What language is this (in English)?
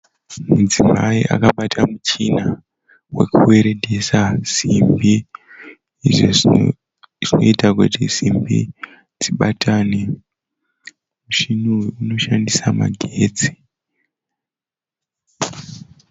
Shona